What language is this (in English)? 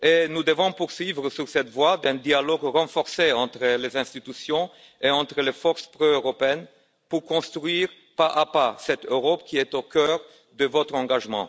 French